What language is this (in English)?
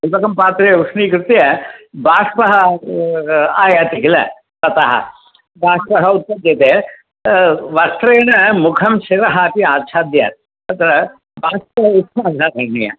Sanskrit